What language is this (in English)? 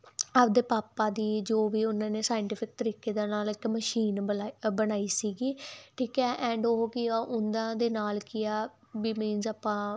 Punjabi